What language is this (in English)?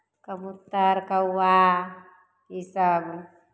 Maithili